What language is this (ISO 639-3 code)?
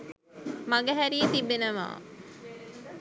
sin